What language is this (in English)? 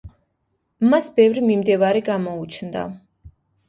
Georgian